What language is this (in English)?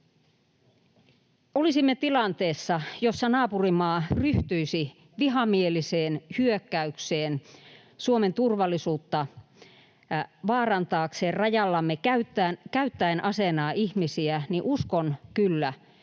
Finnish